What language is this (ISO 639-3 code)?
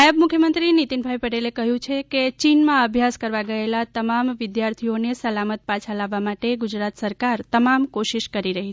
guj